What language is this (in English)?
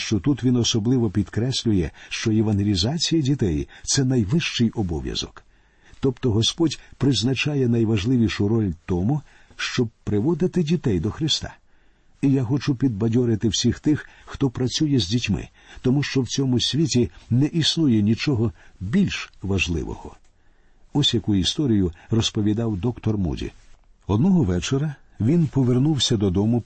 Ukrainian